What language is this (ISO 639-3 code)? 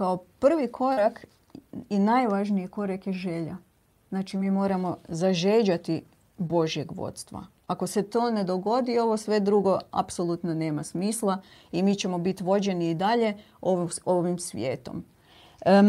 hrv